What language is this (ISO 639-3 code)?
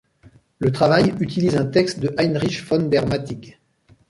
fra